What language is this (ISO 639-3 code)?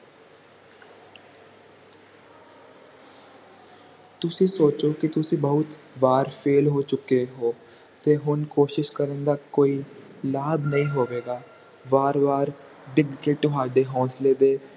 pan